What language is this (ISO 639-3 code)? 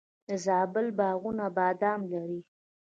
pus